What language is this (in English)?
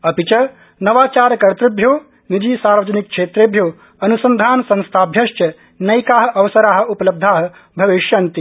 Sanskrit